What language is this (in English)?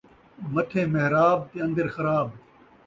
Saraiki